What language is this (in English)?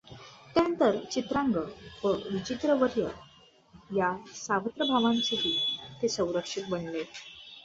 Marathi